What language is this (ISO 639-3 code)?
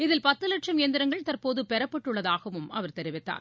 tam